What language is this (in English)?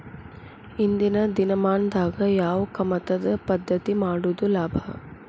Kannada